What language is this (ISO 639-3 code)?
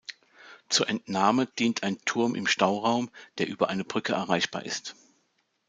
deu